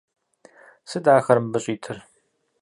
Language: Kabardian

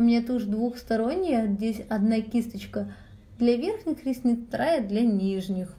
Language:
Russian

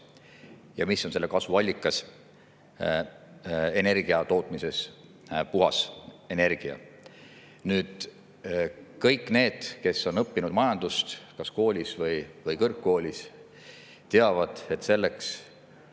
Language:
Estonian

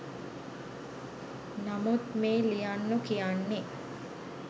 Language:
Sinhala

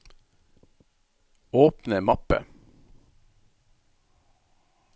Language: Norwegian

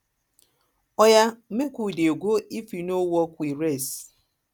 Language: Nigerian Pidgin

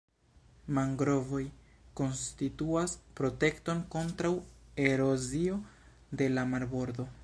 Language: Esperanto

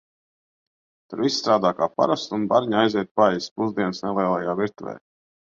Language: Latvian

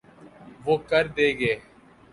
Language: Urdu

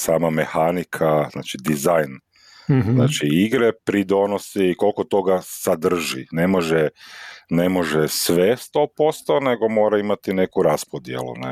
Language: Croatian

